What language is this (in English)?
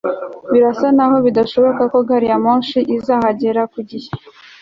Kinyarwanda